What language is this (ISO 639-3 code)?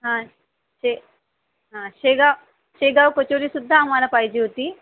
mar